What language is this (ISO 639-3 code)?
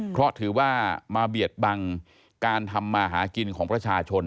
tha